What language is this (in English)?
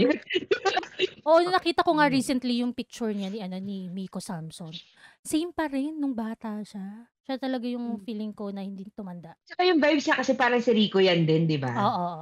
Filipino